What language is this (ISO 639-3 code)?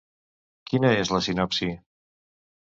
cat